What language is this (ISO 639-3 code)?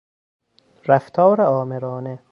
fas